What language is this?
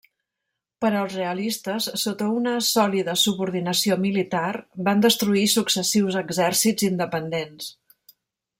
Catalan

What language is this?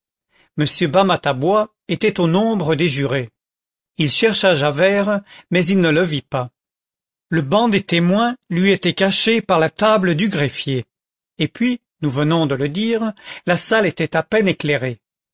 French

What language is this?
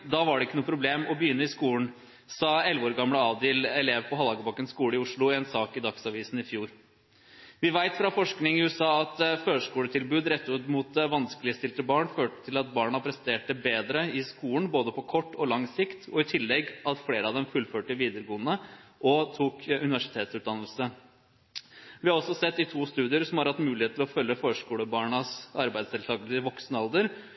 Norwegian Bokmål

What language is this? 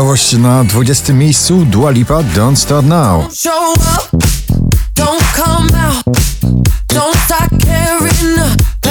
Polish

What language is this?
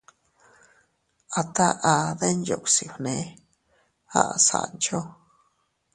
Teutila Cuicatec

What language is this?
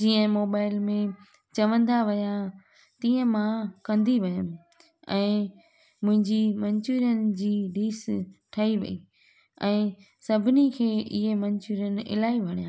Sindhi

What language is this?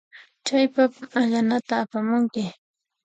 Puno Quechua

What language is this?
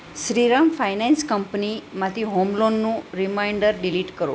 Gujarati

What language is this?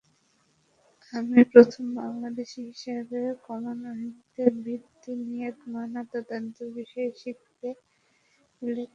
Bangla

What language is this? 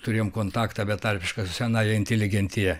Lithuanian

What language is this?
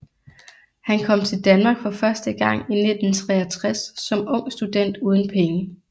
Danish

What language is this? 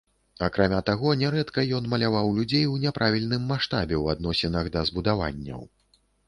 Belarusian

